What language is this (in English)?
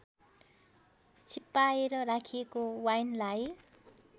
Nepali